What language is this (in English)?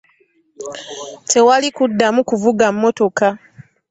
Ganda